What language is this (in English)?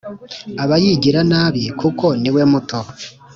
Kinyarwanda